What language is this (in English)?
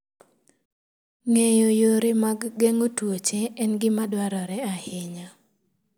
Luo (Kenya and Tanzania)